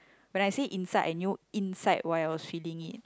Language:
English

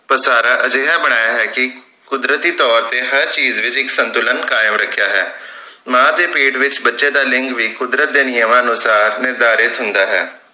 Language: Punjabi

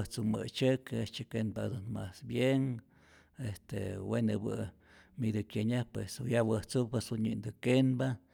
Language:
Rayón Zoque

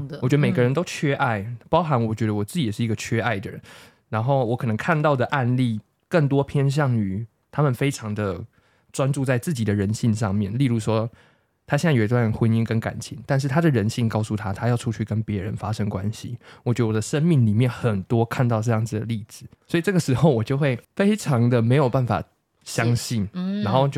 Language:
Chinese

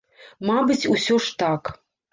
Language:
Belarusian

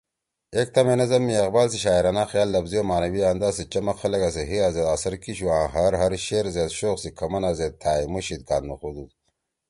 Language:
Torwali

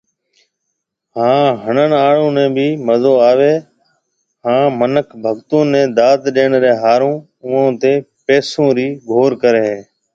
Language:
Marwari (Pakistan)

